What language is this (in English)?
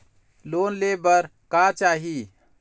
Chhattisgarhi